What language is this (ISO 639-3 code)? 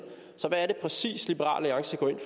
dan